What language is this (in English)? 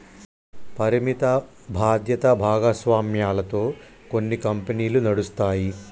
Telugu